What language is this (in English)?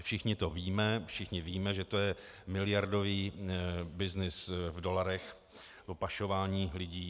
Czech